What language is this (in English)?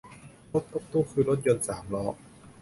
Thai